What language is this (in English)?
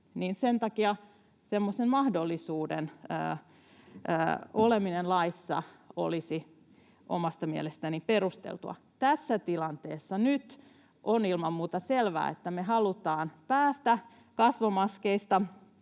Finnish